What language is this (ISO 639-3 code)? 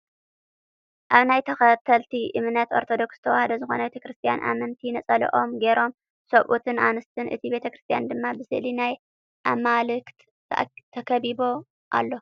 tir